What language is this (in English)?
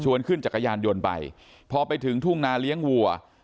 Thai